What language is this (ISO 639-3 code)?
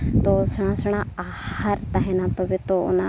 sat